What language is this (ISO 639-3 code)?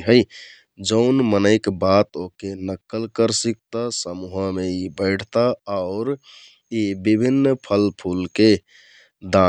tkt